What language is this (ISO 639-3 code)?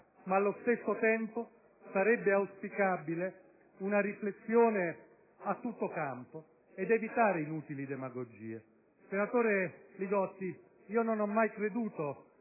ita